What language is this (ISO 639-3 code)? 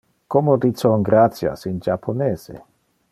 ina